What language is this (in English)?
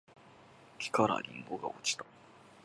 Japanese